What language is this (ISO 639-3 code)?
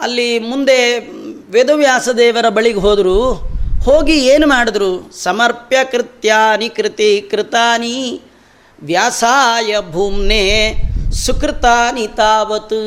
kan